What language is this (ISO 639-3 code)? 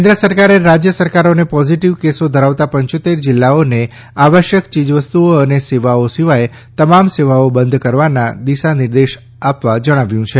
guj